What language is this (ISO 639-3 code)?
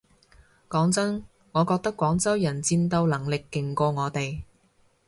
yue